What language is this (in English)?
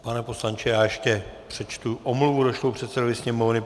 Czech